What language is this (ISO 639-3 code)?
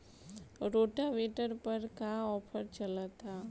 bho